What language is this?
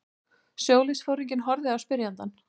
Icelandic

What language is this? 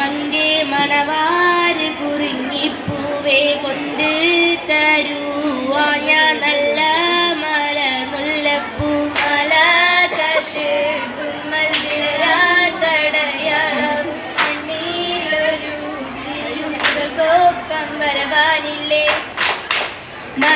Malayalam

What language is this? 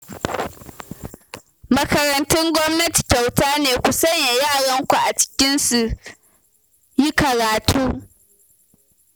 Hausa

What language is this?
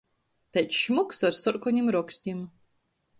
Latgalian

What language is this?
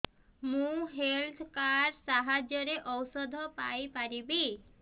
Odia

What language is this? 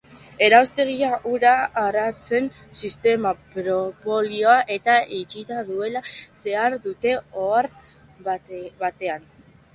Basque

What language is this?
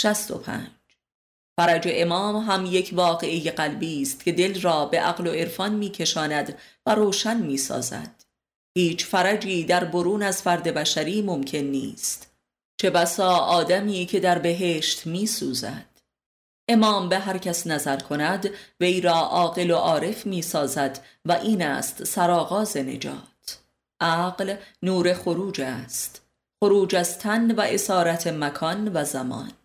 Persian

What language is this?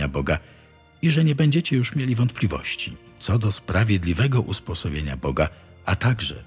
Polish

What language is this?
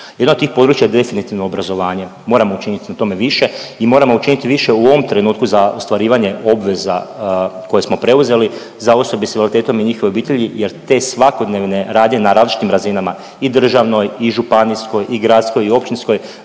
Croatian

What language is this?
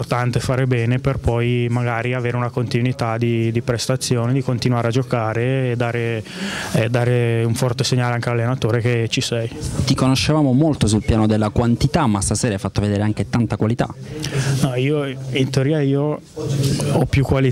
Italian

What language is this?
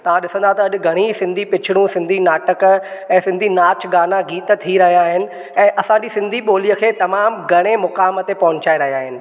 Sindhi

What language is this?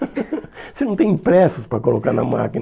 Portuguese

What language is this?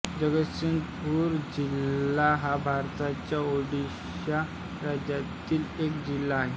Marathi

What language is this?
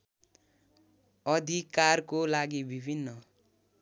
Nepali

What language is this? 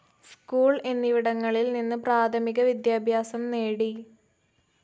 Malayalam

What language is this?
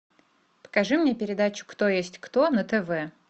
Russian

